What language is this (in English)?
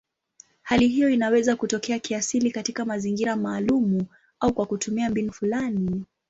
Swahili